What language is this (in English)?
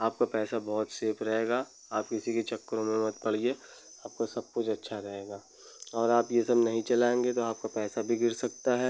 Hindi